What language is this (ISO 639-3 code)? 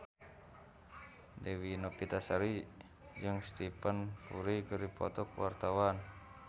sun